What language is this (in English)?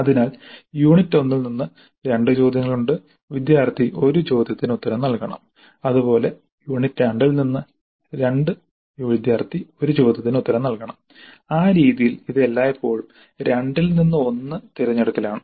Malayalam